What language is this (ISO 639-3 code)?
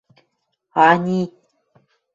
mrj